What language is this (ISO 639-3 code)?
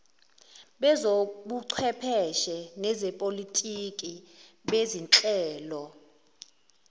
zul